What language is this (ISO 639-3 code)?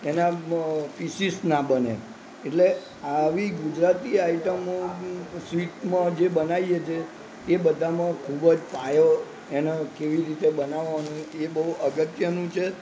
guj